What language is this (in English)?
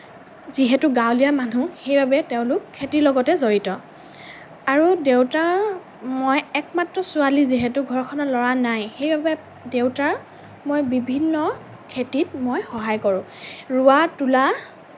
Assamese